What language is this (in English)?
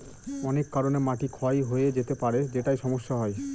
Bangla